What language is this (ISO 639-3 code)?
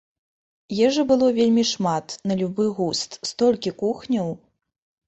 bel